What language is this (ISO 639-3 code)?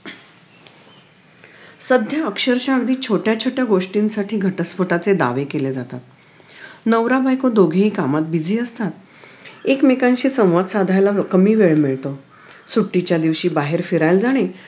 mar